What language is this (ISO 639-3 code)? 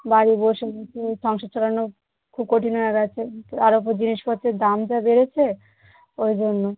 ben